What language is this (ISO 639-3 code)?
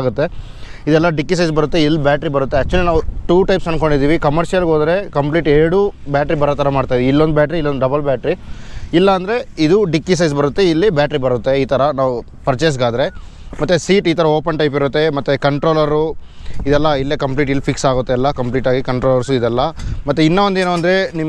kan